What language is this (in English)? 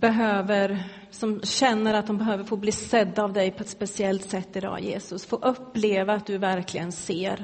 Swedish